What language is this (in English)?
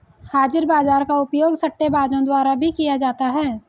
Hindi